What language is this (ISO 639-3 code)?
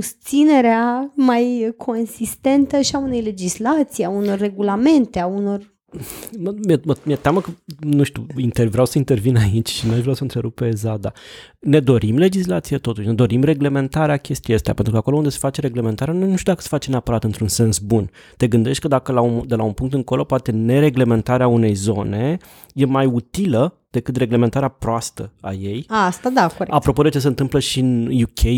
ron